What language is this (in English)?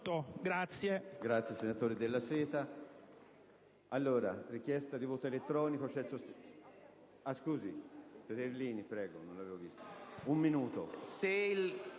Italian